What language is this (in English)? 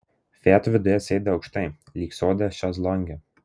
Lithuanian